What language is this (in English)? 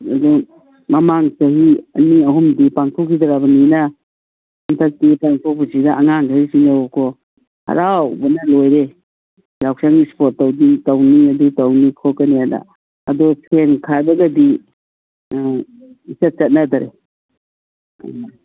Manipuri